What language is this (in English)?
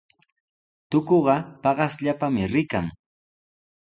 Sihuas Ancash Quechua